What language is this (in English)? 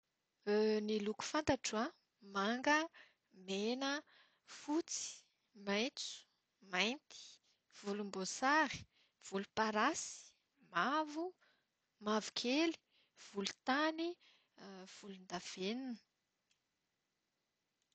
Malagasy